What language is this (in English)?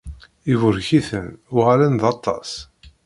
Kabyle